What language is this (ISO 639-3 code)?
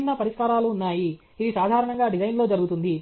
tel